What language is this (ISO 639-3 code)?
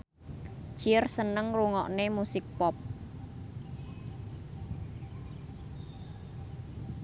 jav